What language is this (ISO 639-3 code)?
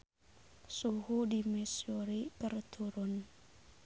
sun